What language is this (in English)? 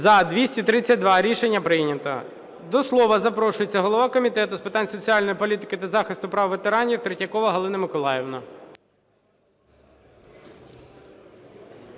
Ukrainian